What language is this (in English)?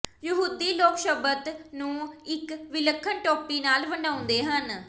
Punjabi